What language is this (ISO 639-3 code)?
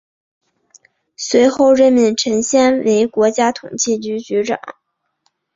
zho